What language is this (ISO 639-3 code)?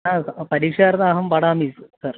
san